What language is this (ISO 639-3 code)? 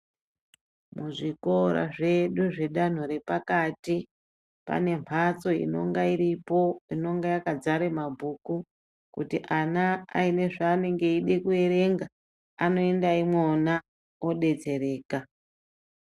ndc